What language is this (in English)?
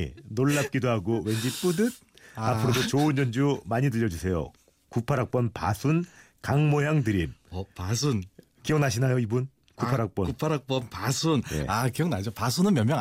Korean